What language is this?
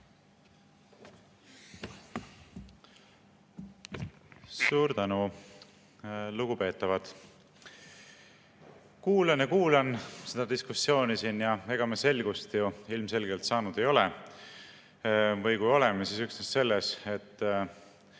Estonian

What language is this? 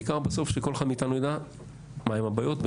Hebrew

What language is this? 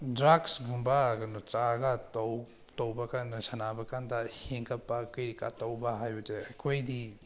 Manipuri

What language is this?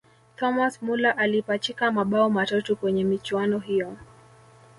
Swahili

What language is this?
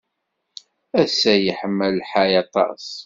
Kabyle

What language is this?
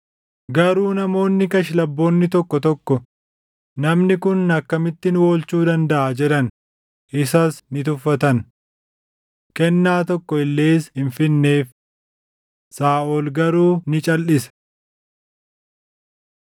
Oromo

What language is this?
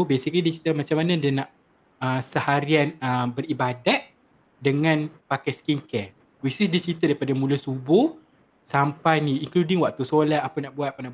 Malay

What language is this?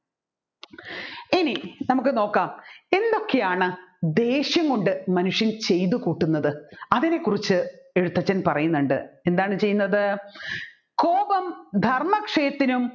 Malayalam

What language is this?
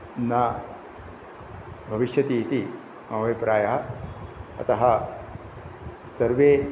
Sanskrit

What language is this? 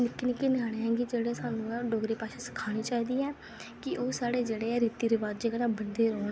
Dogri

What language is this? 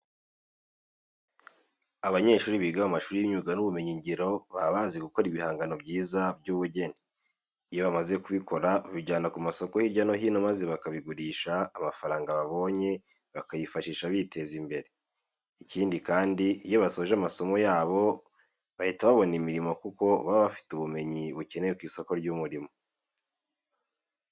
Kinyarwanda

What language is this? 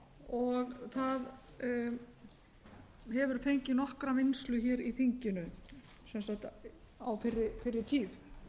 Icelandic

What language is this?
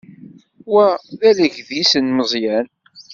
Kabyle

